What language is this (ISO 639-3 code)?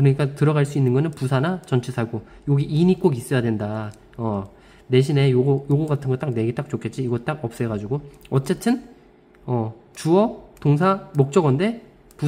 kor